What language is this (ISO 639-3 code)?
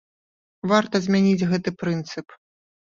bel